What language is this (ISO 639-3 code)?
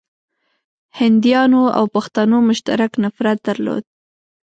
pus